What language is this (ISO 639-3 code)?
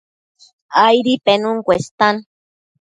mcf